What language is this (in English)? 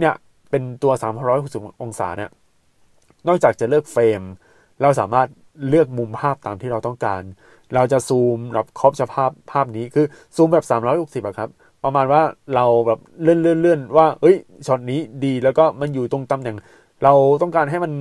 Thai